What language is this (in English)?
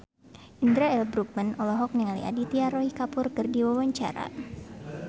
Sundanese